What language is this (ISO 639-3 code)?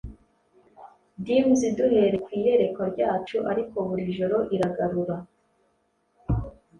kin